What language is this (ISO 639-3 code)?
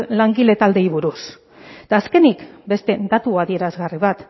eus